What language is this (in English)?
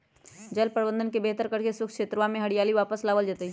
Magahi